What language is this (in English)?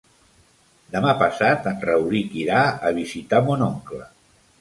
Catalan